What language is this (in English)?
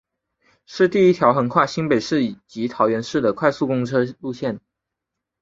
Chinese